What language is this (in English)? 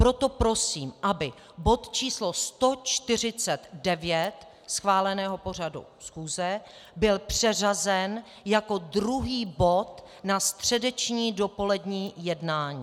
Czech